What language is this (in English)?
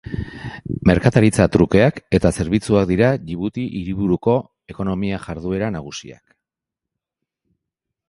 Basque